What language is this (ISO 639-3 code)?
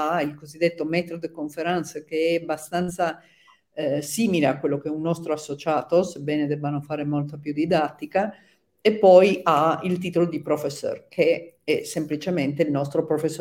ita